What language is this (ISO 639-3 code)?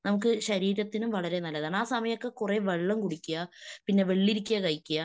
mal